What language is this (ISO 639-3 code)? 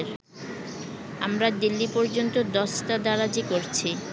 ben